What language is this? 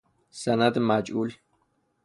Persian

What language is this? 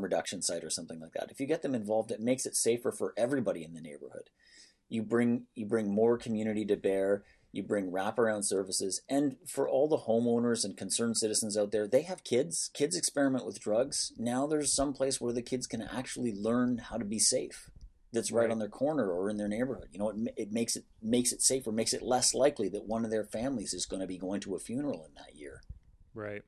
English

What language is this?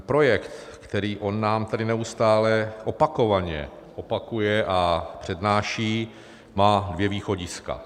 Czech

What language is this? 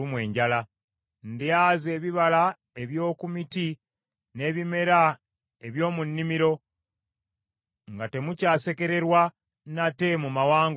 Ganda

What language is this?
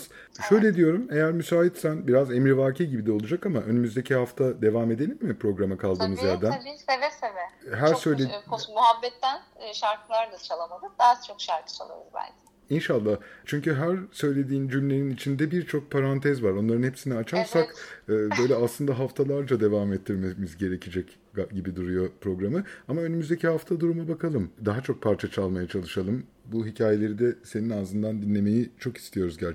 Turkish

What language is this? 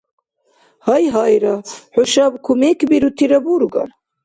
Dargwa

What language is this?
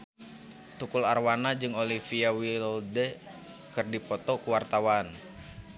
Sundanese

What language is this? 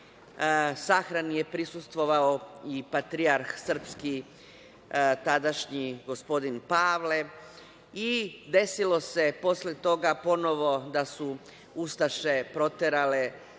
Serbian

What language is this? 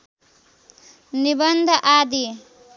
Nepali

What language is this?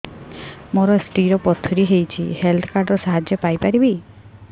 Odia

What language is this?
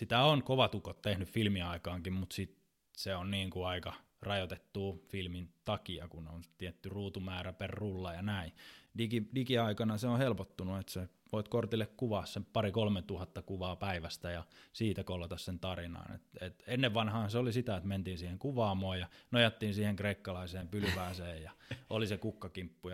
Finnish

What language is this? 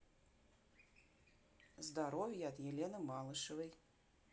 Russian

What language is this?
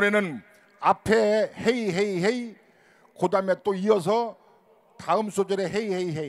Korean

